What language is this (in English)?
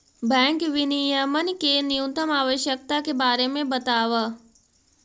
Magahi